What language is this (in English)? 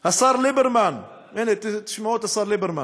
Hebrew